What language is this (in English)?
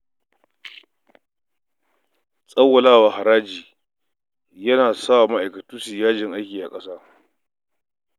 Hausa